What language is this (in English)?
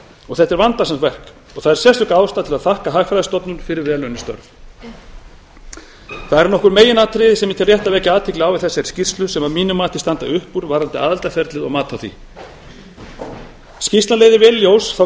Icelandic